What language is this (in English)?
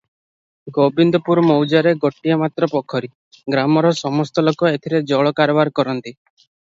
Odia